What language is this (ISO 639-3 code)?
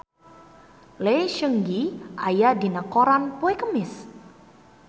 sun